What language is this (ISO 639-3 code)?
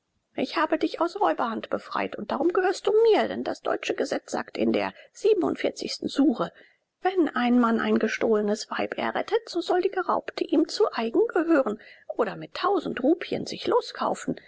deu